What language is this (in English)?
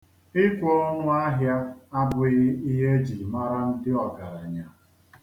Igbo